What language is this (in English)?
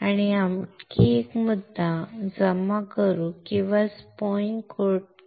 Marathi